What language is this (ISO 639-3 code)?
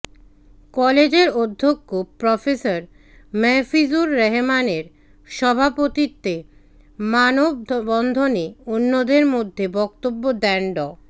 ben